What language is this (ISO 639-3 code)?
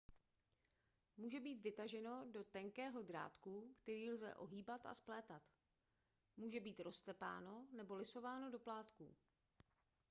ces